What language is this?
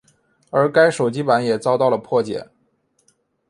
Chinese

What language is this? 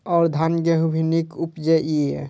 Maithili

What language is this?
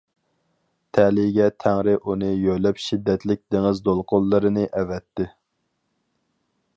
Uyghur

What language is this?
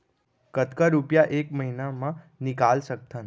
Chhattisgarhi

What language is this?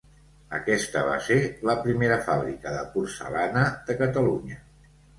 Catalan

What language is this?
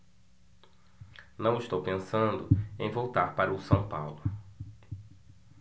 Portuguese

